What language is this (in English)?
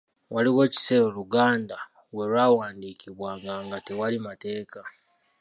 Ganda